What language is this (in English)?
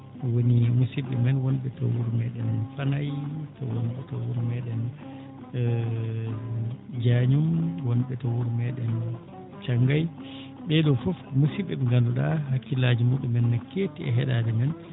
Fula